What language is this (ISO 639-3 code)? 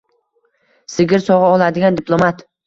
uzb